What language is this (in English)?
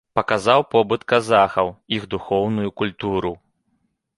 Belarusian